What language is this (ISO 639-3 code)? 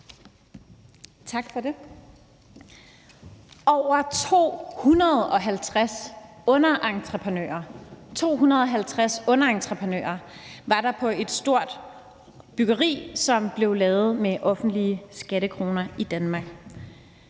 dan